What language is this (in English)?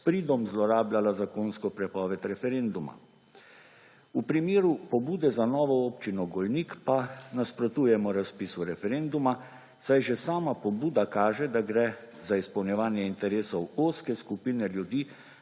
Slovenian